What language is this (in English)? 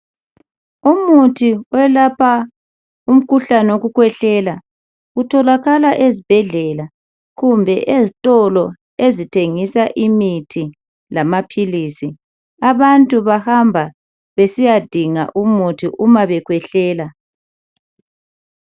North Ndebele